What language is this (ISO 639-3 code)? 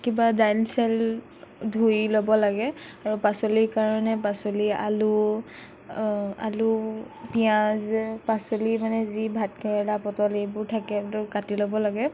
asm